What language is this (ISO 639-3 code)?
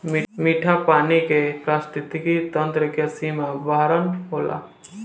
bho